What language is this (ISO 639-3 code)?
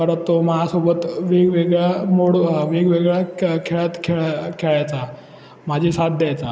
mar